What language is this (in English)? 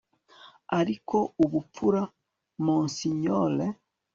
Kinyarwanda